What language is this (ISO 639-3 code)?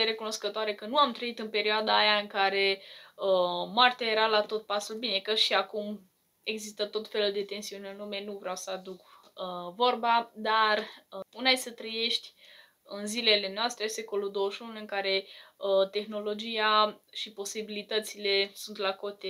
ron